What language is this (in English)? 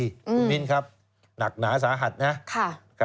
Thai